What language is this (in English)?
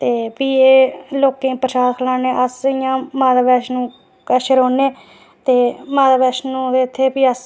Dogri